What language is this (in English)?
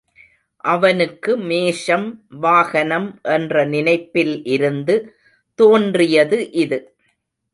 Tamil